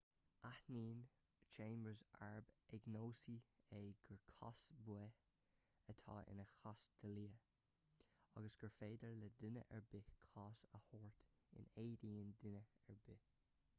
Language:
Irish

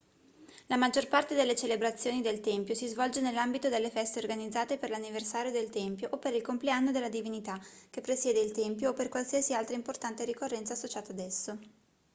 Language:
Italian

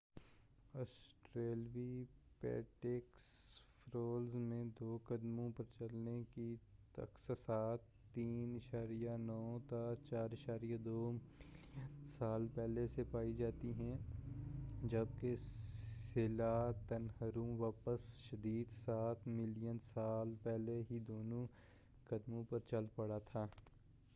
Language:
Urdu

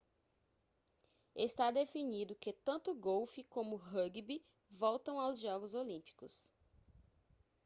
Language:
Portuguese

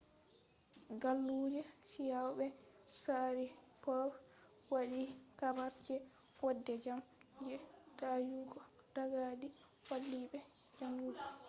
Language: Fula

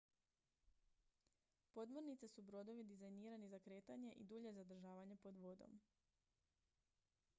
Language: Croatian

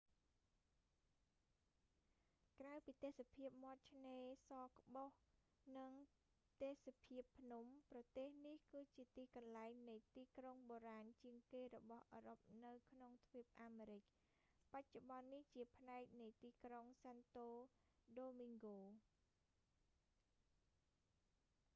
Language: Khmer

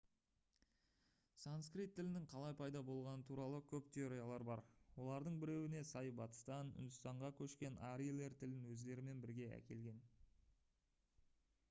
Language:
Kazakh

